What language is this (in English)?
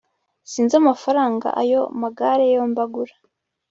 Kinyarwanda